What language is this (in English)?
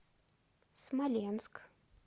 Russian